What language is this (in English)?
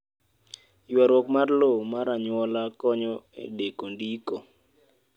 Luo (Kenya and Tanzania)